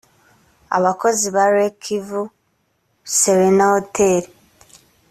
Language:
Kinyarwanda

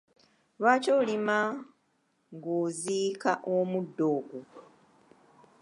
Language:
Ganda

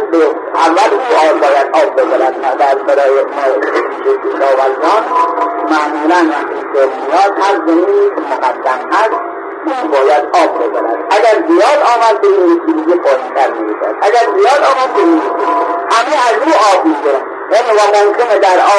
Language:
Persian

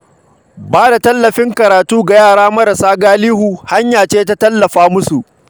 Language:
Hausa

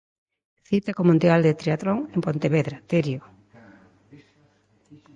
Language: Galician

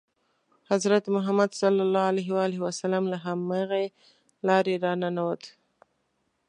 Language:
Pashto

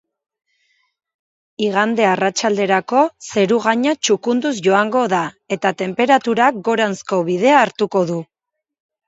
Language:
Basque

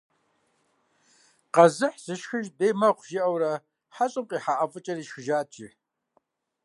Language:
Kabardian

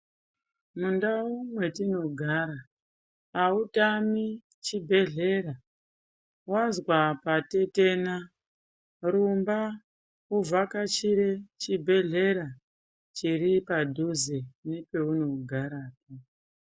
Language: Ndau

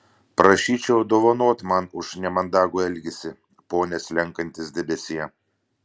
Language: Lithuanian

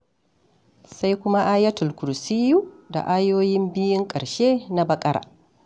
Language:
Hausa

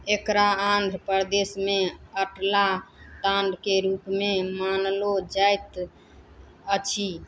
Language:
Maithili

